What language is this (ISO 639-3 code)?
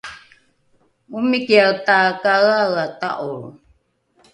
dru